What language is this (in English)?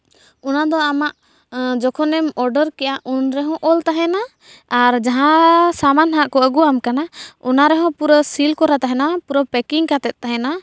Santali